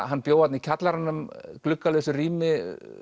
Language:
Icelandic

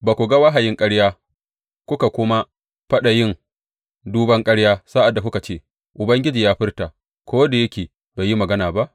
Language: Hausa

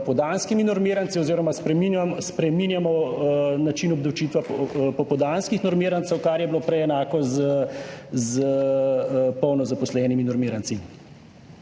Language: Slovenian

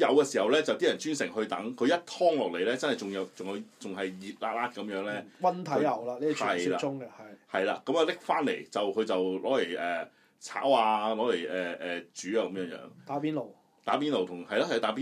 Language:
Chinese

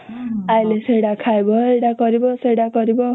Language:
Odia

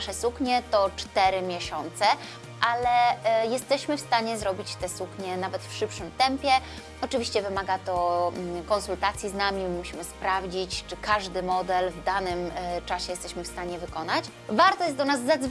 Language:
Polish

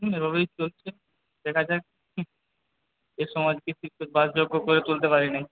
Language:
Bangla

